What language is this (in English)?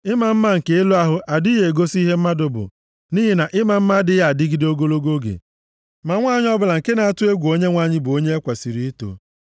Igbo